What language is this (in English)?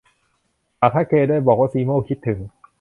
Thai